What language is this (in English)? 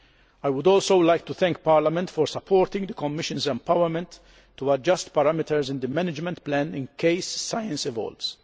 English